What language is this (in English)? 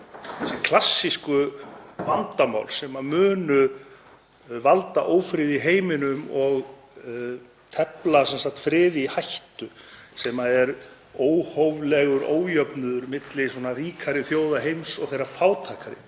Icelandic